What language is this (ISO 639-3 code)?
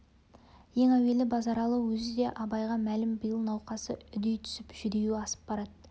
kaz